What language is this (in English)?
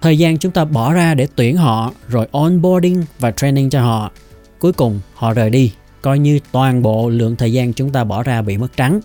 Vietnamese